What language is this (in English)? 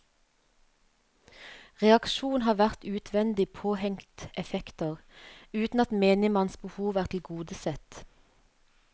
Norwegian